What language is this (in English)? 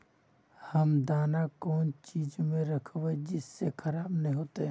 Magahi